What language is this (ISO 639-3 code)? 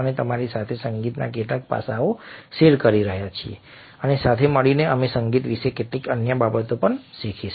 guj